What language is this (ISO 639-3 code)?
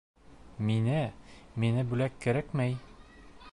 bak